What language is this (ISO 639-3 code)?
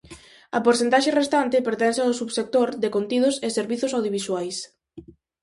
glg